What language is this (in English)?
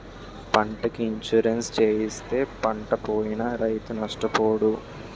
Telugu